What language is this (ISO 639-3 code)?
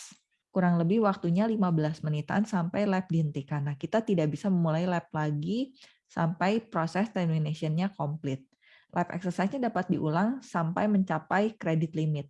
ind